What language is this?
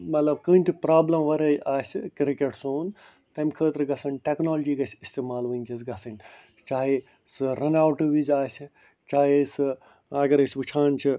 Kashmiri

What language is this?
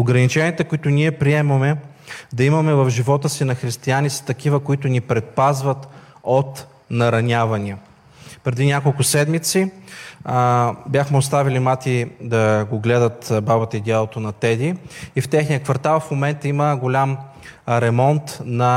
Bulgarian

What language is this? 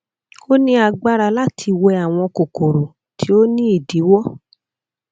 Yoruba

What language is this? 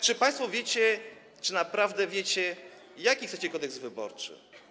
Polish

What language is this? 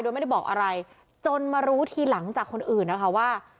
Thai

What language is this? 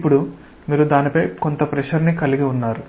Telugu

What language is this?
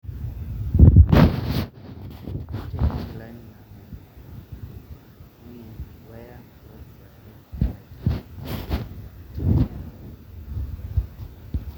Masai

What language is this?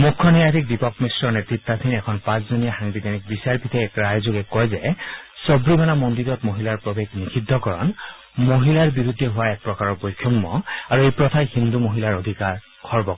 Assamese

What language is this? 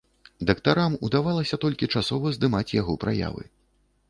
Belarusian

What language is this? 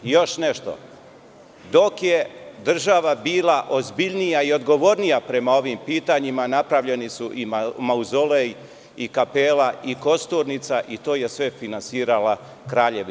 Serbian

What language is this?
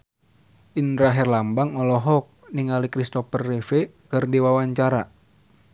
Sundanese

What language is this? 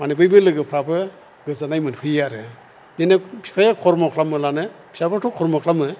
Bodo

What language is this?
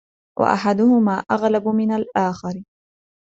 Arabic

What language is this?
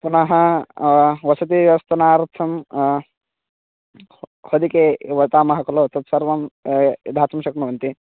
Sanskrit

